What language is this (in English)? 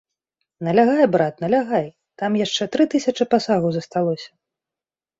Belarusian